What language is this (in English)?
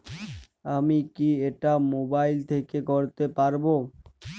Bangla